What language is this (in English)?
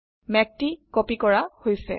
Assamese